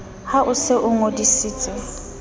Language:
Southern Sotho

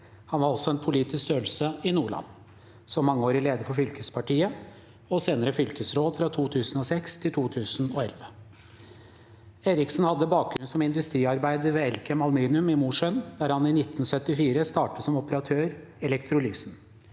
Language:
Norwegian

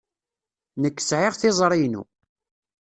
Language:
Kabyle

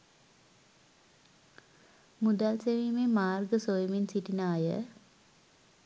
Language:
Sinhala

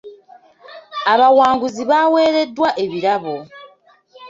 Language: Ganda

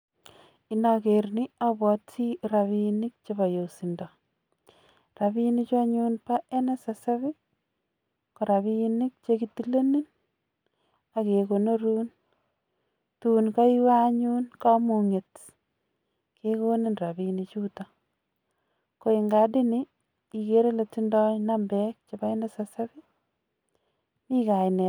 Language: Kalenjin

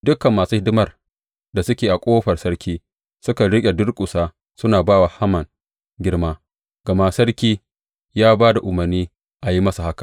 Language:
Hausa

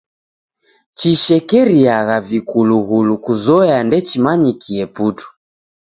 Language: Taita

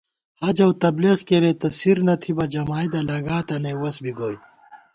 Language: Gawar-Bati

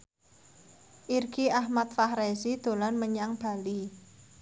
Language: Javanese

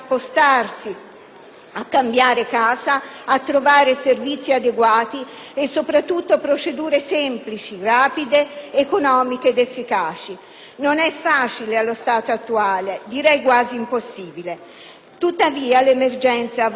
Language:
Italian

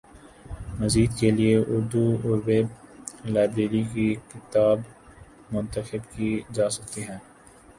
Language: Urdu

